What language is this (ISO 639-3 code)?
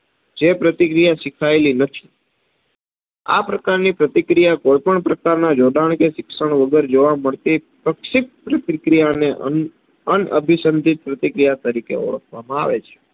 guj